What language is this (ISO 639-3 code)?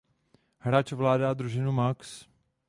ces